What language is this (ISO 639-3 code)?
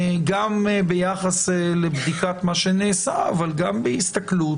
heb